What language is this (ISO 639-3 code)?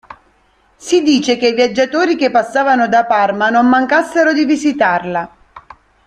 ita